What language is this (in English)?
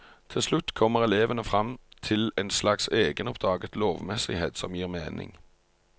Norwegian